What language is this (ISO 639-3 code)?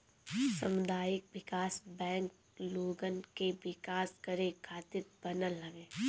bho